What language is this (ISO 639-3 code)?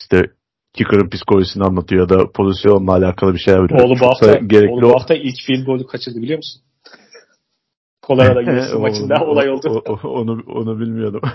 tur